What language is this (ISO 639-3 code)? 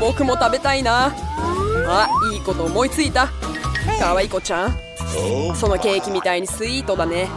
jpn